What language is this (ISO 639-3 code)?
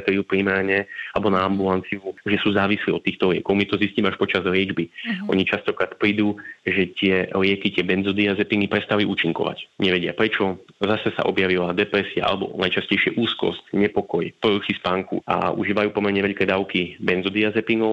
slk